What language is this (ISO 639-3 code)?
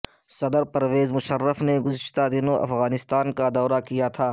urd